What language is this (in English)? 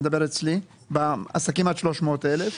Hebrew